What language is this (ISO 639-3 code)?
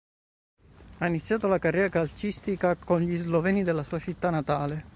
ita